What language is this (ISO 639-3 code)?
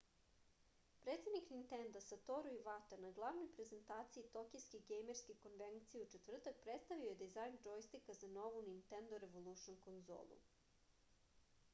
srp